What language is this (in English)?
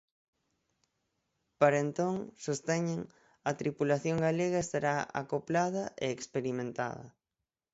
Galician